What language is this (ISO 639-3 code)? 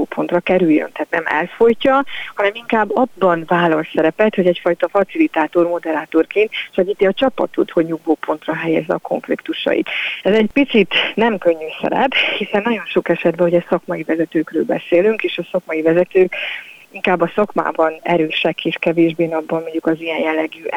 hun